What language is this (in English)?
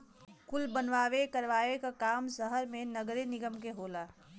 Bhojpuri